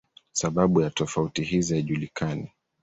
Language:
Swahili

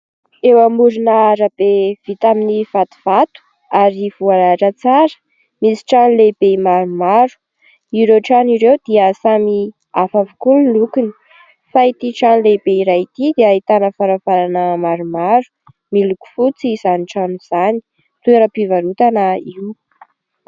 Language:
Malagasy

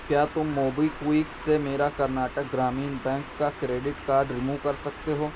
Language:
Urdu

